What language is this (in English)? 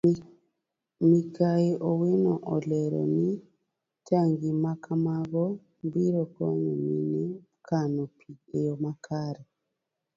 Luo (Kenya and Tanzania)